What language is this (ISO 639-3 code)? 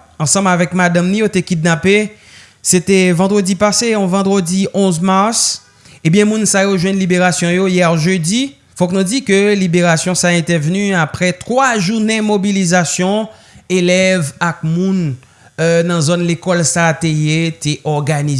fra